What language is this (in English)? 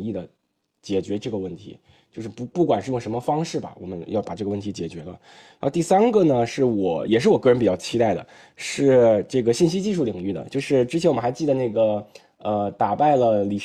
Chinese